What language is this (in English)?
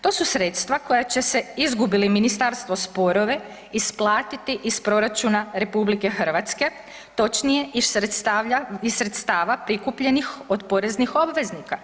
Croatian